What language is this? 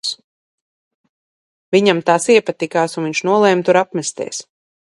Latvian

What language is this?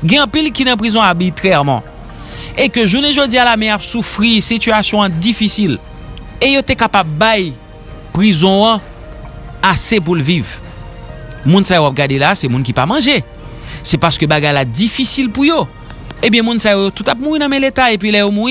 French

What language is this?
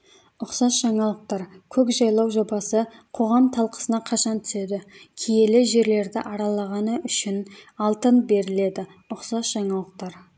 Kazakh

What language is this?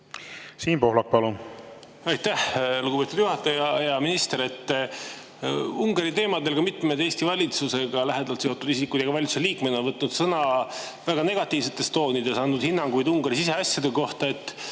Estonian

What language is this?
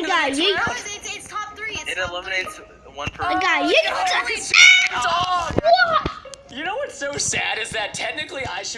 English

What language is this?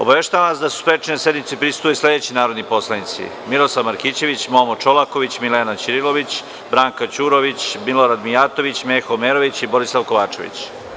Serbian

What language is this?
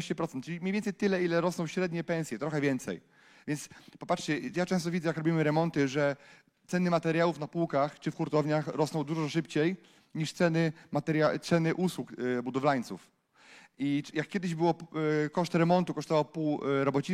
Polish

